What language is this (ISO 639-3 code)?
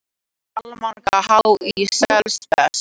isl